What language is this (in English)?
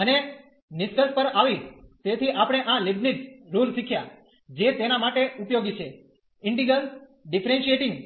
Gujarati